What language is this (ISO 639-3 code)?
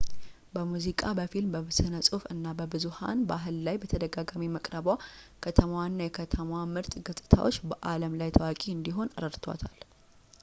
amh